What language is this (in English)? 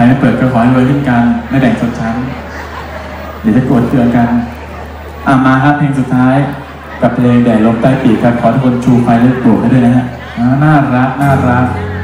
Thai